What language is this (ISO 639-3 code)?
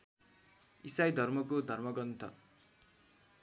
nep